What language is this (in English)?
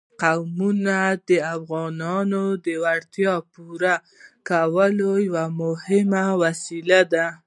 Pashto